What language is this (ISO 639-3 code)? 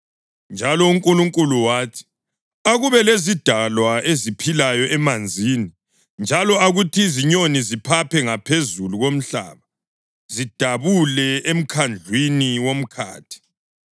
nde